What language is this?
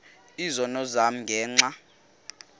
Xhosa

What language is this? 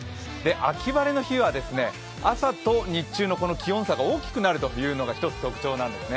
Japanese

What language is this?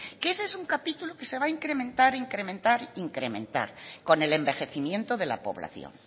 Spanish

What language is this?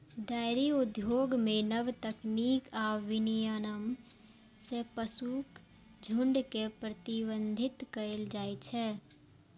Maithili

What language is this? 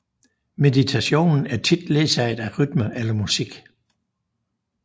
Danish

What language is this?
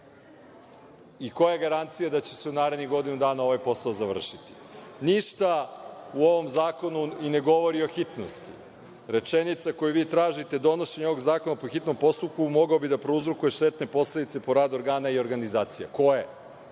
Serbian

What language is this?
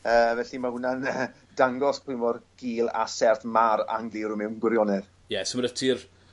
Welsh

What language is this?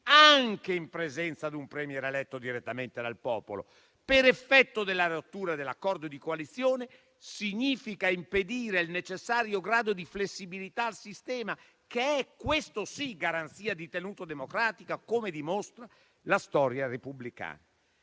Italian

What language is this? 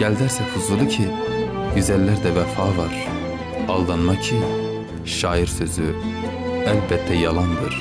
Turkish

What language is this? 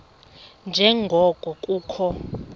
Xhosa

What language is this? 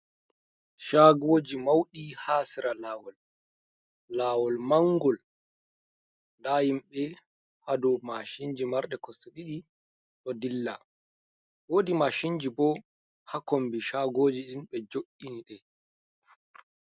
Fula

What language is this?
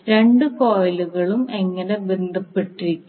Malayalam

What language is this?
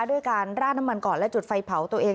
Thai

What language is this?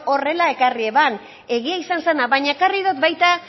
Basque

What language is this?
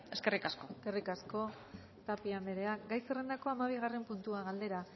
Basque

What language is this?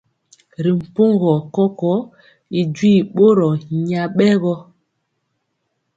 Mpiemo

